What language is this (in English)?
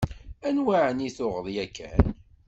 Kabyle